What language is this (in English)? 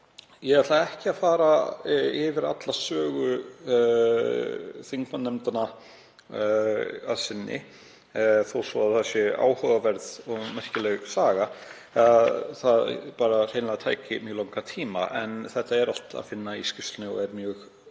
Icelandic